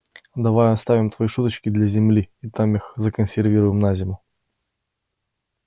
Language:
Russian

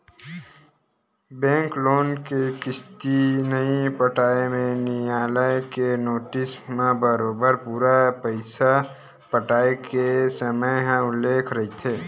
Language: Chhattisgarhi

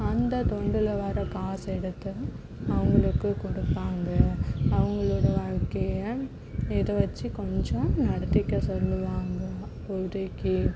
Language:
Tamil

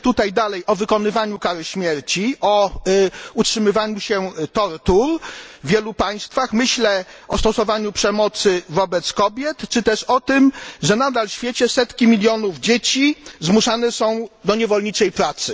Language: Polish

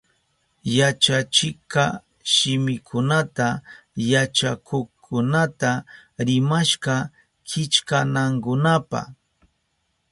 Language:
Southern Pastaza Quechua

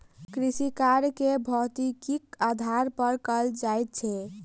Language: Maithili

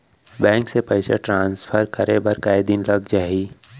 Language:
Chhattisgarhi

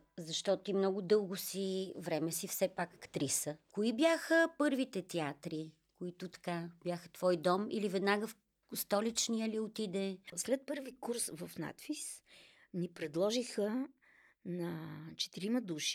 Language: Bulgarian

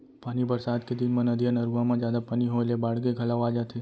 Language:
Chhattisgarhi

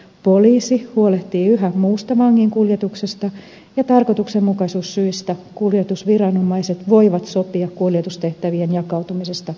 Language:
Finnish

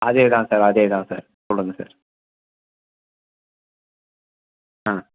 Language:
Tamil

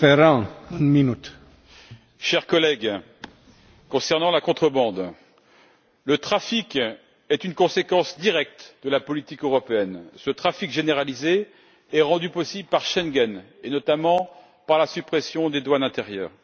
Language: French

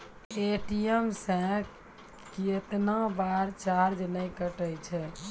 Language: Maithili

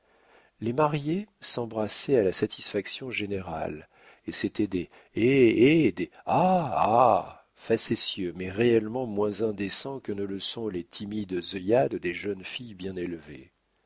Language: French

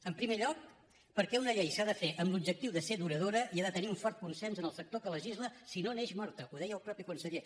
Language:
Catalan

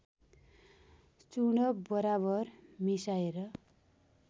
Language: Nepali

